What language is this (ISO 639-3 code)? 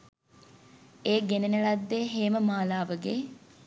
sin